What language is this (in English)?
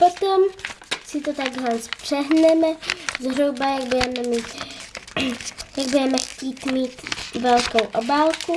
Czech